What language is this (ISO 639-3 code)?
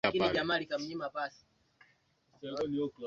swa